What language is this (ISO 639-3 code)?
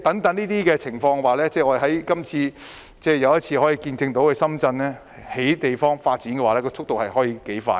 yue